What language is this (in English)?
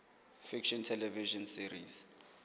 Southern Sotho